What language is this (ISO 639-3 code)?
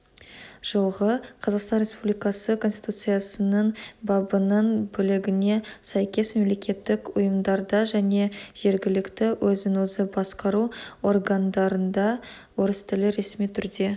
kaz